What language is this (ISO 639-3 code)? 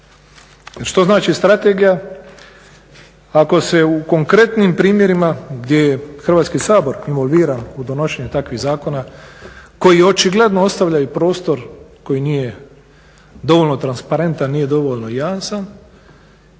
hrv